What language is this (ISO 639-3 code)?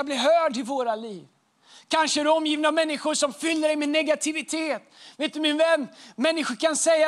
swe